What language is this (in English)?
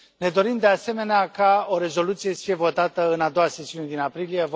Romanian